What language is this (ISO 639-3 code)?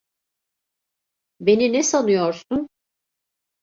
tur